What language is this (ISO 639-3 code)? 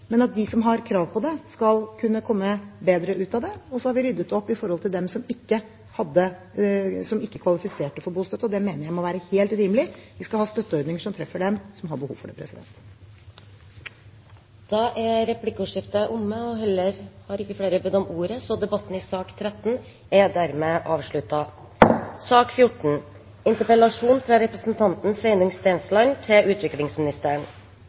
nob